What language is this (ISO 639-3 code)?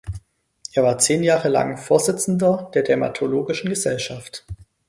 deu